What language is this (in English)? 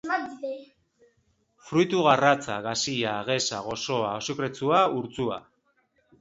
Basque